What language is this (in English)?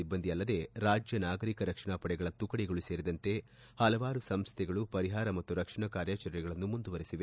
Kannada